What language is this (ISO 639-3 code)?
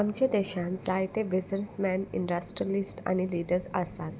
kok